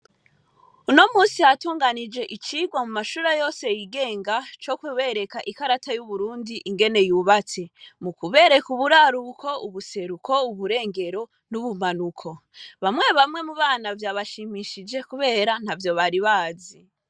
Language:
Rundi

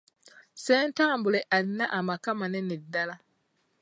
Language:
Ganda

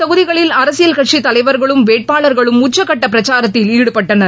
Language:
Tamil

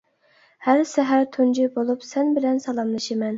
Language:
Uyghur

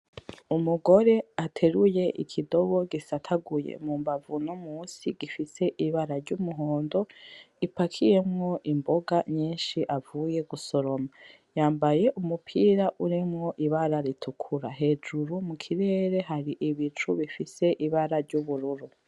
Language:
Rundi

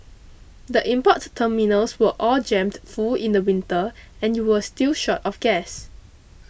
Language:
English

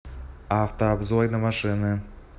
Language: Russian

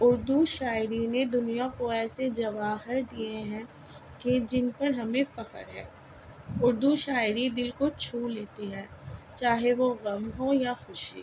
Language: Urdu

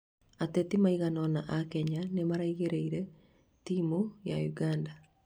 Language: Kikuyu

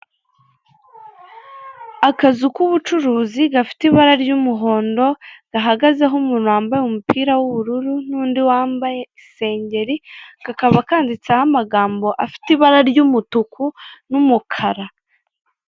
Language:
Kinyarwanda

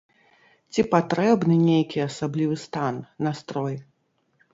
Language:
Belarusian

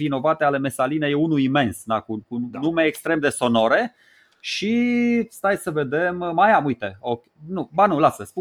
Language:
Romanian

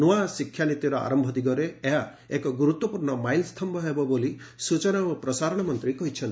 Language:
Odia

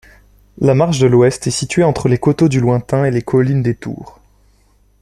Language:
French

